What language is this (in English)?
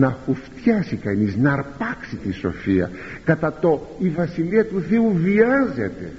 Greek